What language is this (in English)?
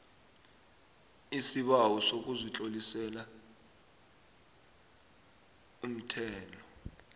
South Ndebele